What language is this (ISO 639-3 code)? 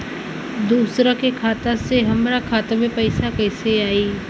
bho